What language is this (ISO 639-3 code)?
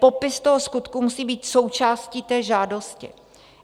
ces